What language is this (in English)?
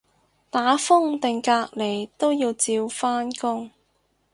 Cantonese